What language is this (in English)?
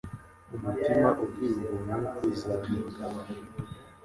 Kinyarwanda